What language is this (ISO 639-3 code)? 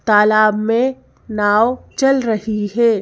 hin